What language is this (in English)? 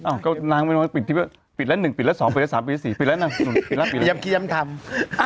Thai